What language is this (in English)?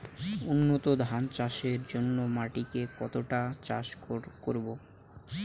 Bangla